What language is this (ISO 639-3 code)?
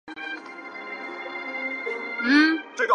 zho